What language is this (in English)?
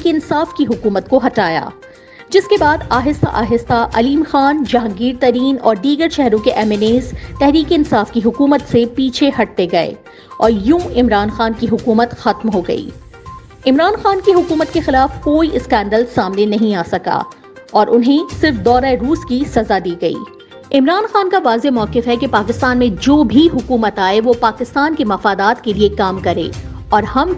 Urdu